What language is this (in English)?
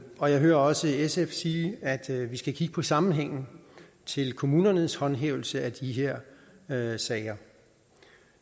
Danish